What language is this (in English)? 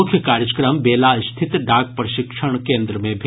Maithili